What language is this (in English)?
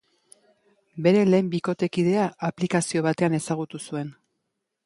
Basque